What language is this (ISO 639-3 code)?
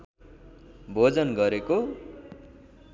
nep